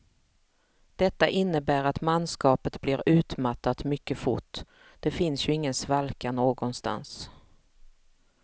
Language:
Swedish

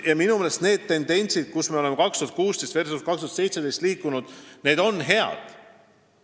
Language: Estonian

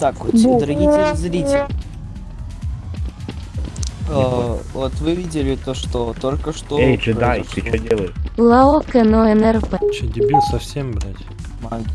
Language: Russian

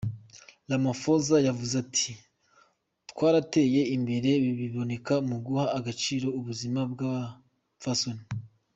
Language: Kinyarwanda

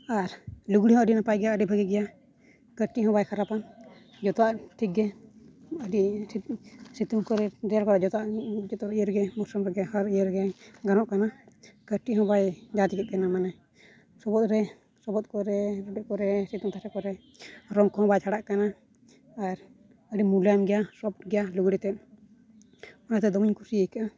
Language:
Santali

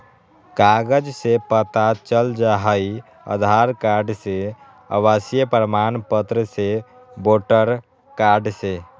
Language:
Magahi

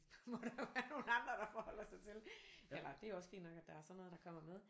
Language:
Danish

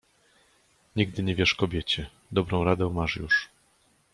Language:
Polish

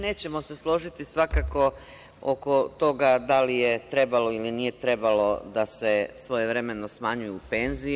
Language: Serbian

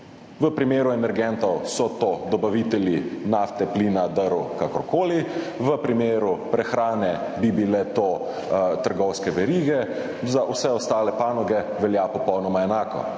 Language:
Slovenian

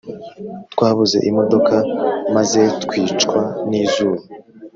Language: Kinyarwanda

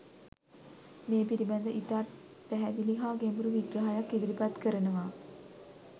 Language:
Sinhala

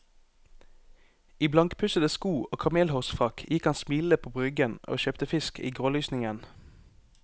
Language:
Norwegian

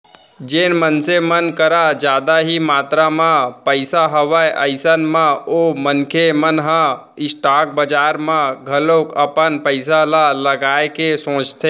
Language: Chhattisgarhi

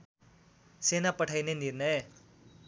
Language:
Nepali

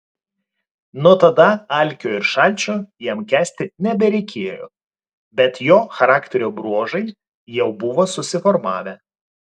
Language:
Lithuanian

